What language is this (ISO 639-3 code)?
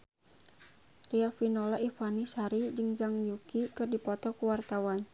sun